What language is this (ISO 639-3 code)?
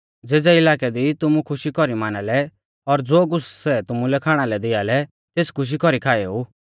bfz